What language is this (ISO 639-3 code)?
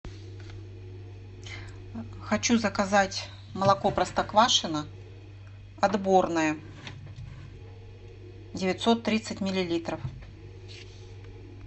rus